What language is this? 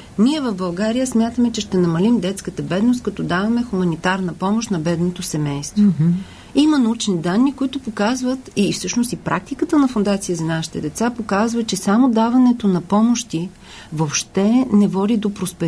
Bulgarian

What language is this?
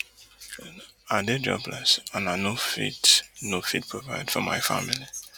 Nigerian Pidgin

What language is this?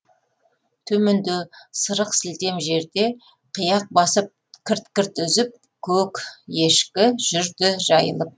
Kazakh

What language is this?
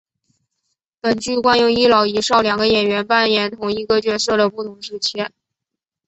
Chinese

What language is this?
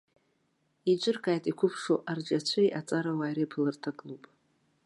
Abkhazian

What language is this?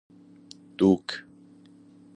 Persian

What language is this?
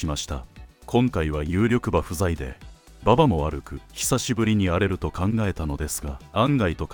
Japanese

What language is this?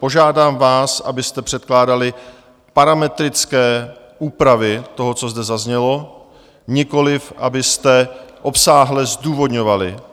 Czech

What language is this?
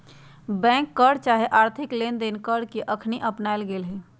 Magahi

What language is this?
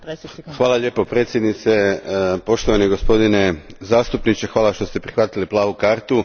Croatian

